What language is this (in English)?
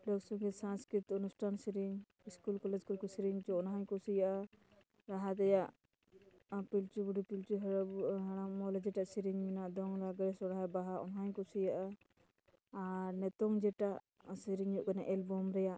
Santali